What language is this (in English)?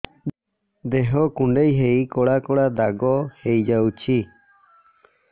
Odia